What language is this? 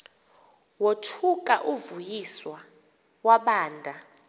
Xhosa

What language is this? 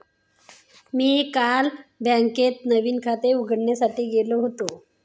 Marathi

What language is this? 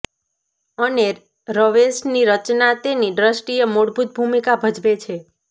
Gujarati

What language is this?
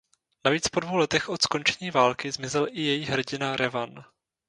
Czech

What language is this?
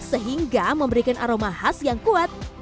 Indonesian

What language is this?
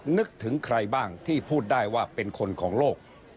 Thai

